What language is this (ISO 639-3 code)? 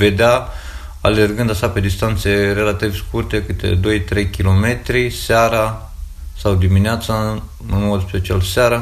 ron